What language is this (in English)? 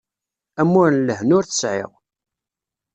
Kabyle